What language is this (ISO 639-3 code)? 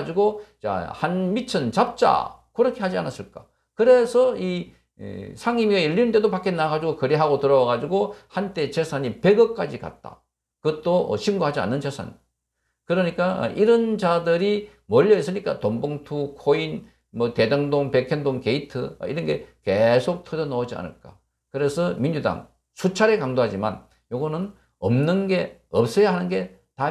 kor